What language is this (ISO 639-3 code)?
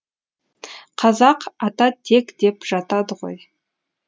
kaz